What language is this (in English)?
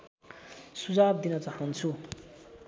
Nepali